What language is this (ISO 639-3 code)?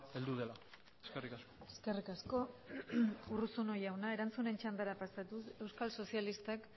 eus